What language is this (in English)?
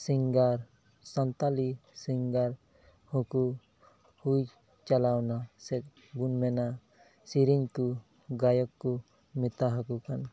Santali